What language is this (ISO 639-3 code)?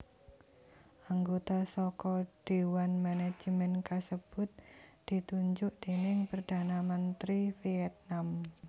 jav